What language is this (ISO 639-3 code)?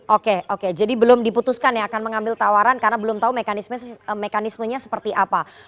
ind